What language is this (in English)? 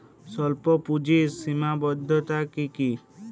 Bangla